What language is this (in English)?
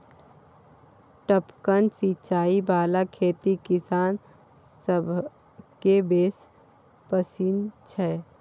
Maithili